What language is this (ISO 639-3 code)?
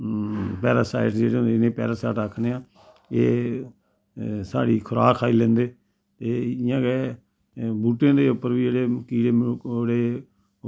doi